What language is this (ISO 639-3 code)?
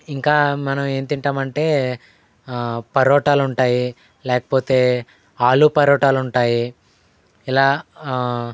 tel